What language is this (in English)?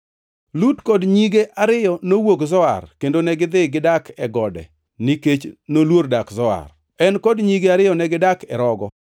Luo (Kenya and Tanzania)